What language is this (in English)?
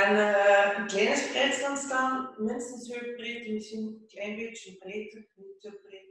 Dutch